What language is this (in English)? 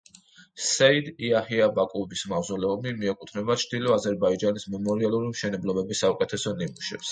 Georgian